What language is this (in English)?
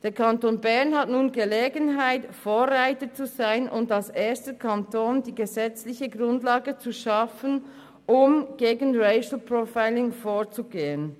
Swiss German